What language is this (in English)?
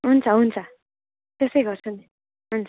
Nepali